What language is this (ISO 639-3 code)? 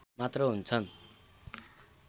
nep